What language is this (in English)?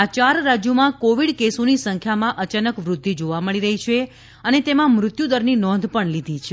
Gujarati